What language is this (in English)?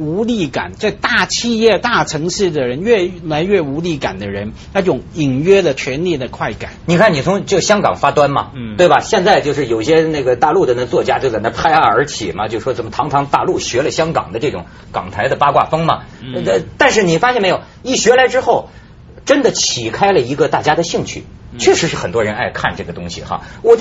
Chinese